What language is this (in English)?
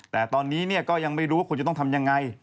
Thai